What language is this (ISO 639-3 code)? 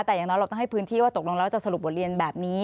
tha